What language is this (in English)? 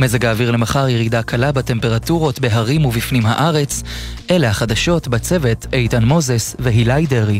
Hebrew